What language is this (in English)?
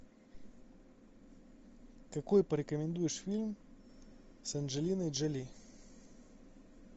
Russian